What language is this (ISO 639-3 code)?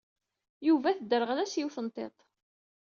kab